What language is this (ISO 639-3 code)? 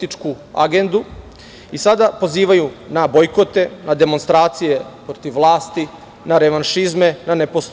srp